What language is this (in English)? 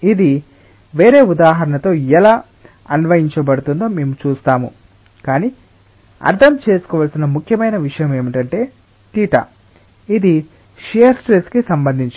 Telugu